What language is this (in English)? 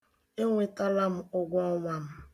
Igbo